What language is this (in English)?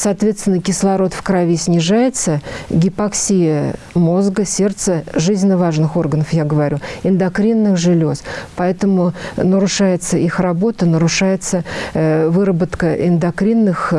Russian